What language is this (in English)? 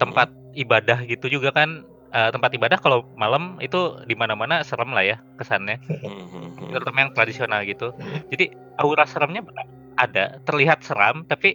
Indonesian